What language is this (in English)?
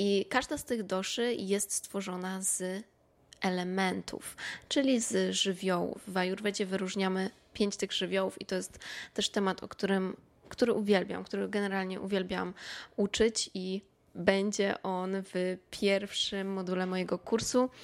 Polish